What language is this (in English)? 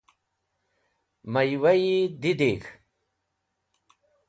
Wakhi